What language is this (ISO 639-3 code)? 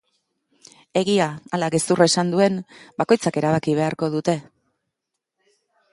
eus